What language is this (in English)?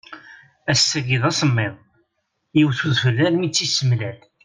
Kabyle